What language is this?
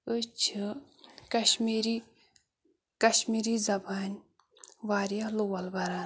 Kashmiri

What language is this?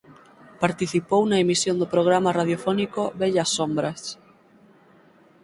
Galician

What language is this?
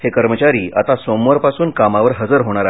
Marathi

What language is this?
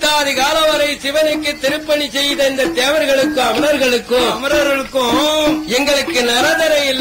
Arabic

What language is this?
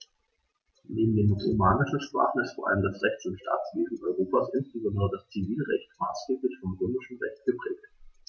German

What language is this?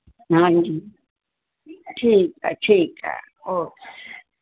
Sindhi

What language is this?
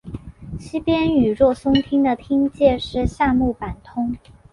Chinese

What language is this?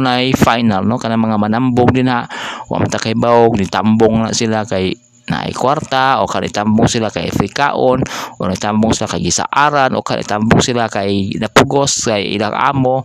Filipino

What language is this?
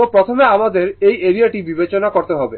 Bangla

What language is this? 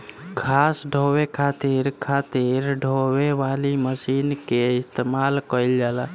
Bhojpuri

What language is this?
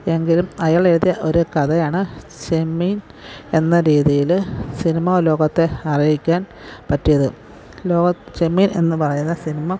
Malayalam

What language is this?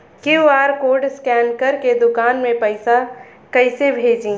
Bhojpuri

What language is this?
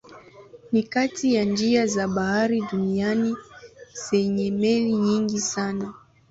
Swahili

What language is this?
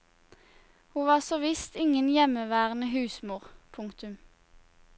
Norwegian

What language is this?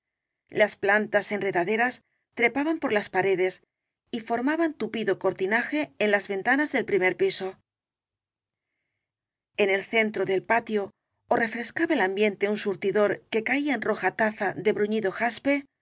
Spanish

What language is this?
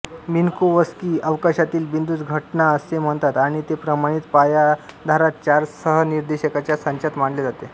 Marathi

